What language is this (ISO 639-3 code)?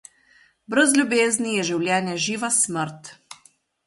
slv